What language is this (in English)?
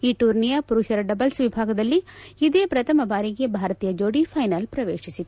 Kannada